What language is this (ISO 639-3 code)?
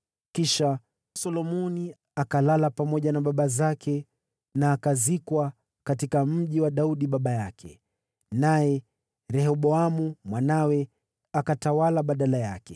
swa